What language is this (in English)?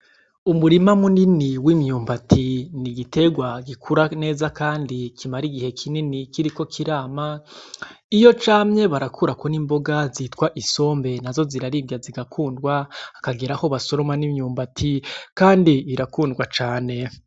Rundi